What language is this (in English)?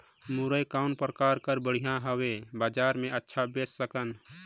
Chhattisgarhi